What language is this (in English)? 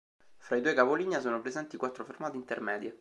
Italian